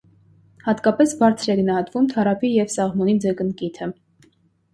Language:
Armenian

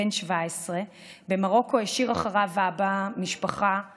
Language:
Hebrew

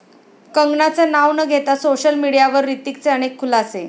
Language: Marathi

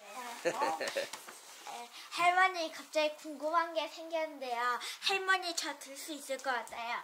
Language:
Korean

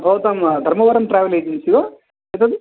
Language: Sanskrit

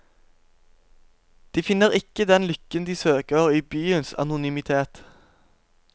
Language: Norwegian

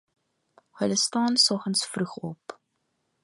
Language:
Afrikaans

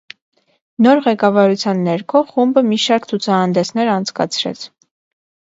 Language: Armenian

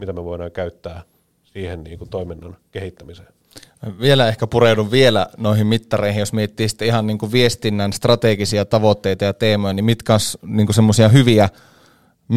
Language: Finnish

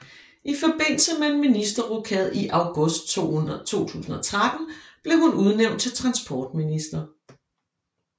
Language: Danish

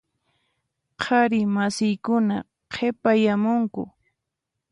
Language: Puno Quechua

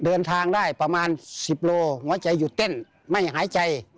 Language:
Thai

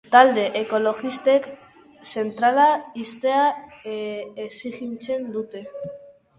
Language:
Basque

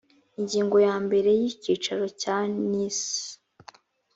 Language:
Kinyarwanda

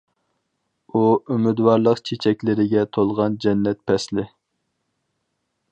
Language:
Uyghur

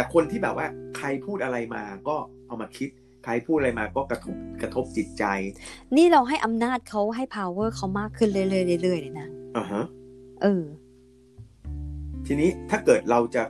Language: Thai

